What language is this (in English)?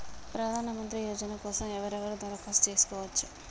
Telugu